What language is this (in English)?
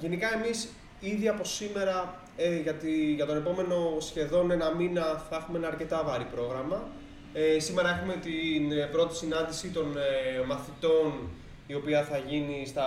Greek